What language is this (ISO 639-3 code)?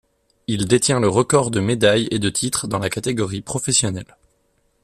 fra